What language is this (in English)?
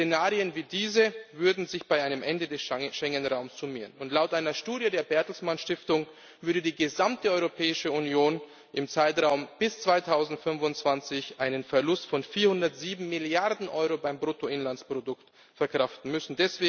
German